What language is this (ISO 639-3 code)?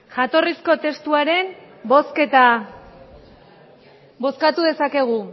eus